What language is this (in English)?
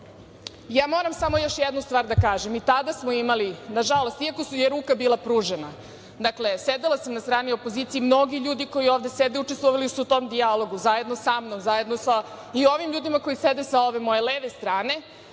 Serbian